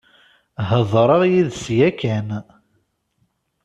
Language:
Kabyle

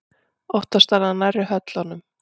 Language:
Icelandic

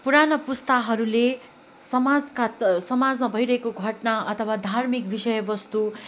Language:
Nepali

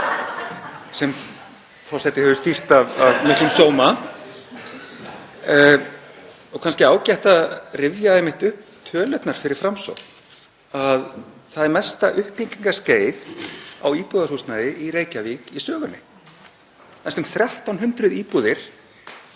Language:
Icelandic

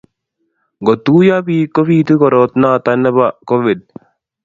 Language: Kalenjin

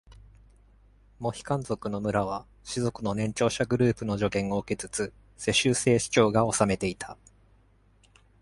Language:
Japanese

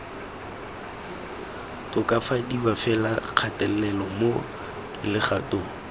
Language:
Tswana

